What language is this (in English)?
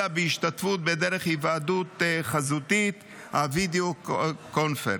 Hebrew